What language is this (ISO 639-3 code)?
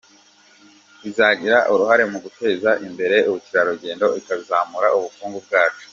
kin